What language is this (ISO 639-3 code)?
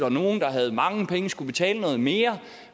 dan